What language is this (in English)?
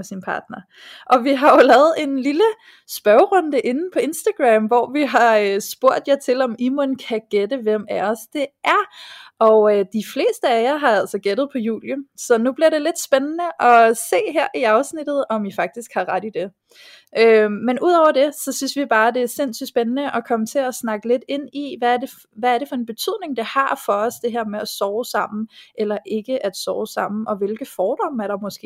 Danish